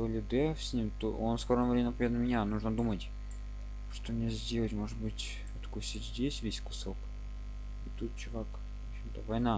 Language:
Russian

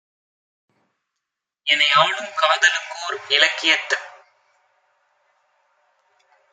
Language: Tamil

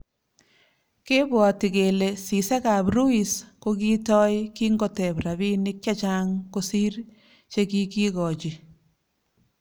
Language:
Kalenjin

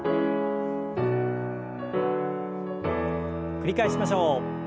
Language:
Japanese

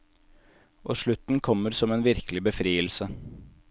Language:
Norwegian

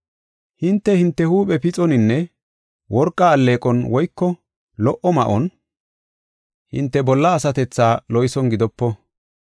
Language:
Gofa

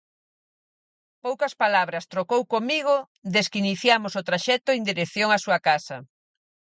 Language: Galician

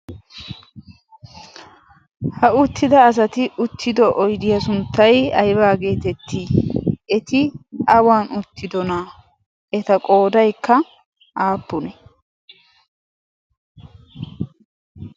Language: Wolaytta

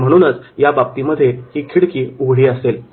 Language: Marathi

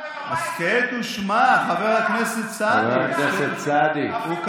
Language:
Hebrew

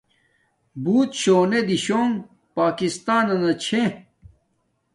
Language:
Domaaki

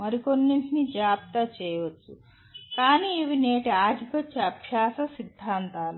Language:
Telugu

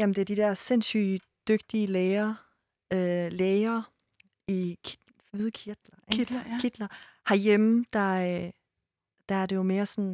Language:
Danish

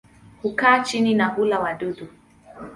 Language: Swahili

